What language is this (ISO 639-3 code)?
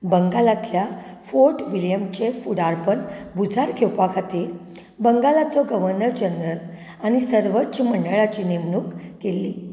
kok